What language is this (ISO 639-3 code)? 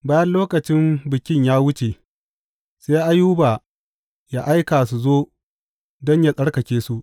hau